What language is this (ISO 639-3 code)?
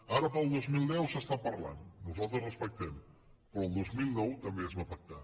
cat